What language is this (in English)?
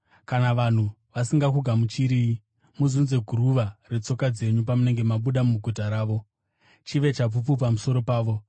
Shona